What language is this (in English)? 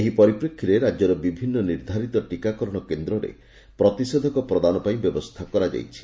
Odia